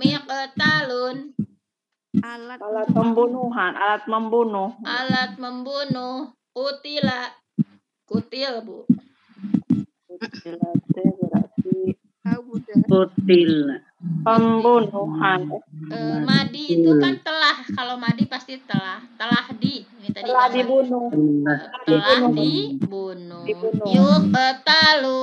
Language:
Indonesian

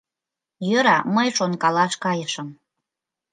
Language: Mari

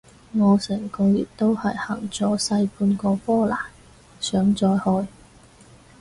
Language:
Cantonese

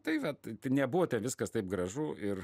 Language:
Lithuanian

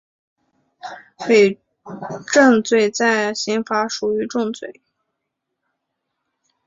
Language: Chinese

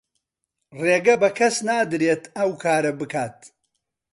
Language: Central Kurdish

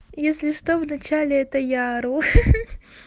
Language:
Russian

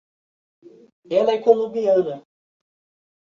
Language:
Portuguese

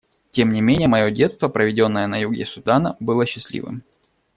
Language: Russian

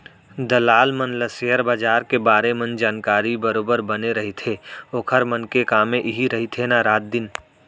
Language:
Chhattisgarhi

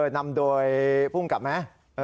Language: Thai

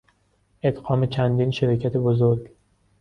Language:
Persian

